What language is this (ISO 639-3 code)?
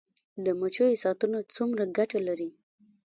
pus